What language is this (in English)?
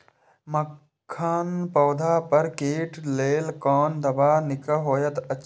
Maithili